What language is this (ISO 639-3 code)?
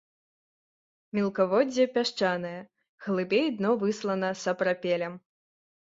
bel